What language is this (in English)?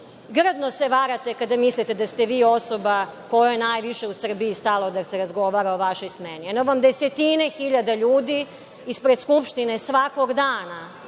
Serbian